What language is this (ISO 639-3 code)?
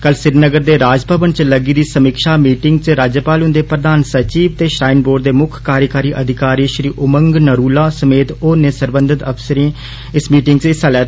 doi